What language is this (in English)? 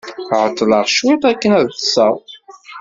Kabyle